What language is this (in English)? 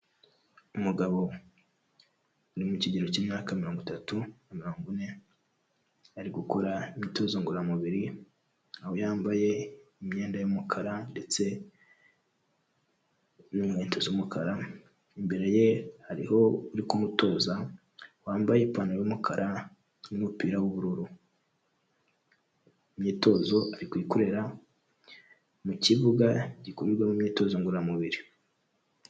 Kinyarwanda